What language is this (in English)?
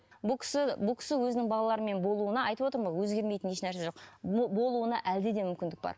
Kazakh